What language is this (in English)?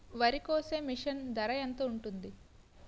Telugu